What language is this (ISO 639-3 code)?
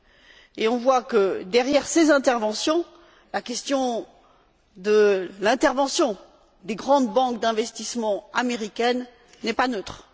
fra